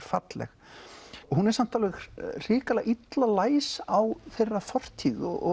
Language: Icelandic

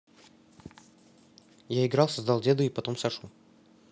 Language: Russian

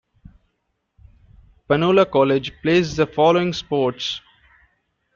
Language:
English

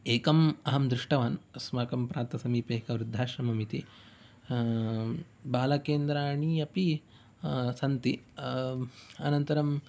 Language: Sanskrit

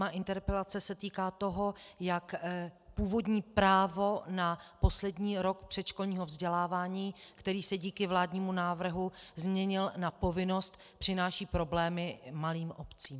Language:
Czech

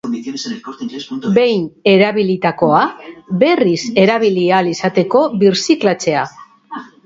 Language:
Basque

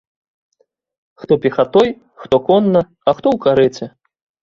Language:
Belarusian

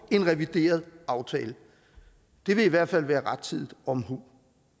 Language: Danish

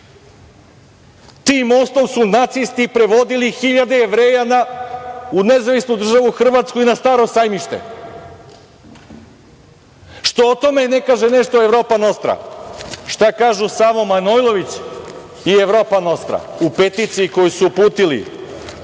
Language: Serbian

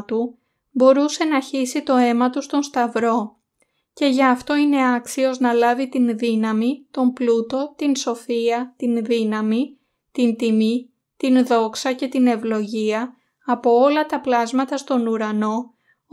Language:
Greek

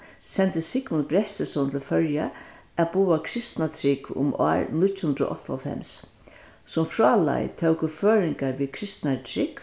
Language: Faroese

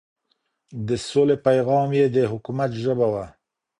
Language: Pashto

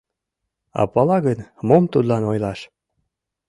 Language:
Mari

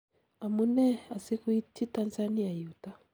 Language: Kalenjin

